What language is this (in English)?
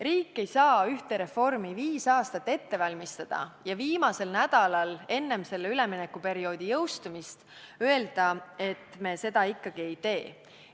Estonian